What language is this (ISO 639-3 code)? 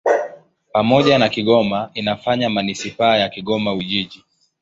swa